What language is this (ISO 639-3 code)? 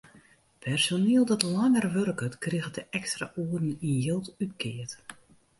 fry